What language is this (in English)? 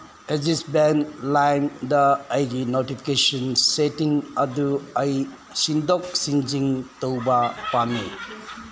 Manipuri